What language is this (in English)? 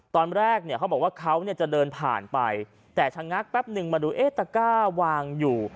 Thai